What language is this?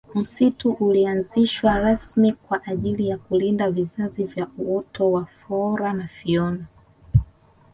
Swahili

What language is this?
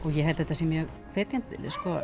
Icelandic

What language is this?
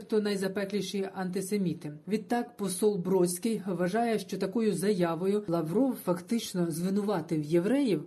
Ukrainian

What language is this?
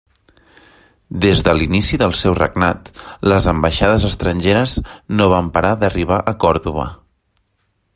Catalan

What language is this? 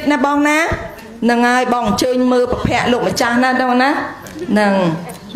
Vietnamese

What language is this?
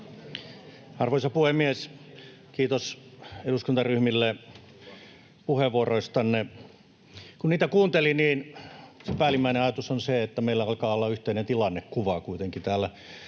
Finnish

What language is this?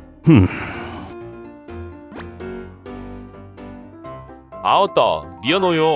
Korean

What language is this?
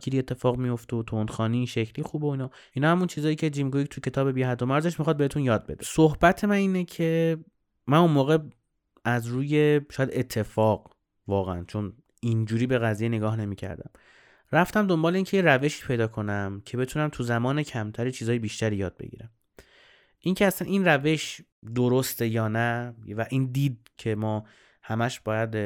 Persian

